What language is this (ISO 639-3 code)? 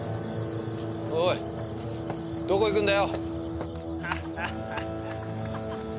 jpn